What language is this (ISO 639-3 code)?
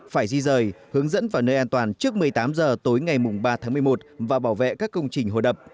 vie